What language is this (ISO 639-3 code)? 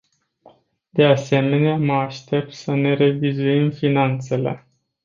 ron